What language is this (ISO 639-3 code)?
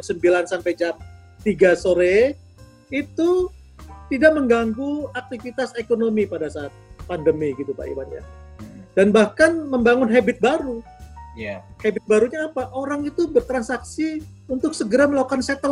ind